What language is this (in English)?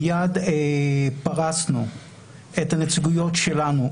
Hebrew